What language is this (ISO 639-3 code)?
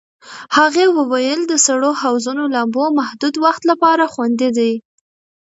pus